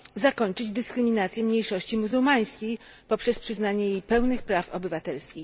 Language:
Polish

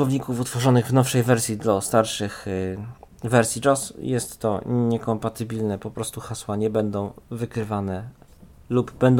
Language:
Polish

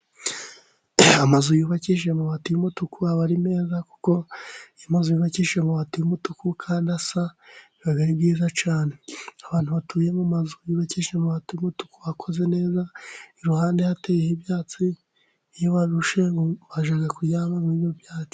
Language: Kinyarwanda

